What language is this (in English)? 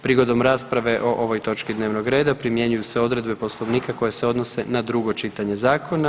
Croatian